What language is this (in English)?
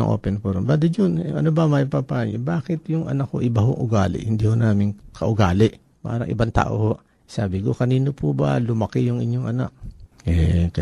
Filipino